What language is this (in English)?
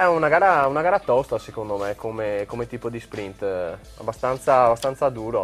Italian